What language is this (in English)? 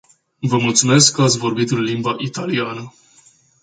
Romanian